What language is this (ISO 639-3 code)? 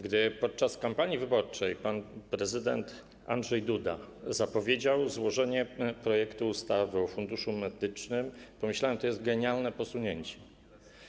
pol